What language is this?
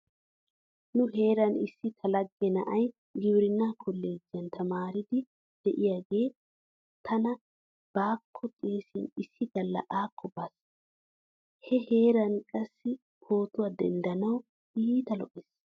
Wolaytta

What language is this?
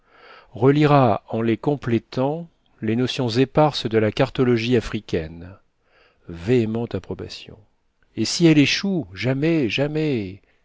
French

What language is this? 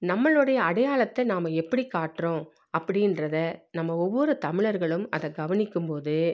Tamil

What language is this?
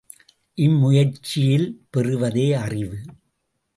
Tamil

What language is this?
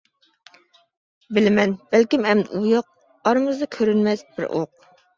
Uyghur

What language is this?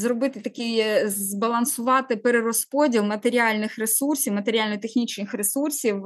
Ukrainian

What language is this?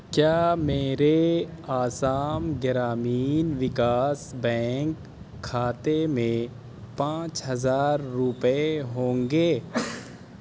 Urdu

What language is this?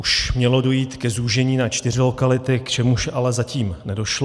Czech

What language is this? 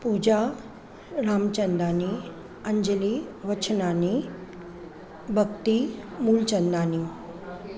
Sindhi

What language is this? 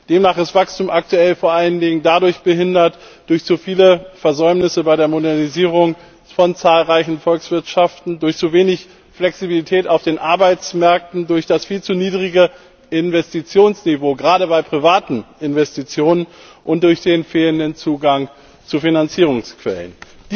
German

